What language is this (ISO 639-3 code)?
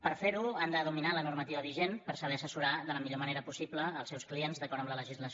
cat